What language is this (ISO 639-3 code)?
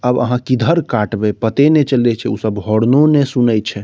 mai